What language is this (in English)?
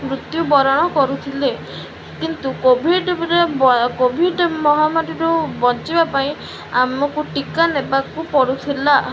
Odia